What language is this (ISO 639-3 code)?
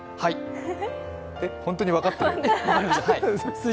jpn